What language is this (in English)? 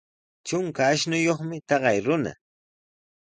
Sihuas Ancash Quechua